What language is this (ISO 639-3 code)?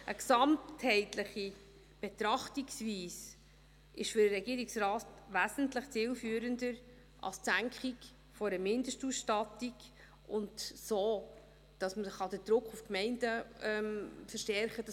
gsw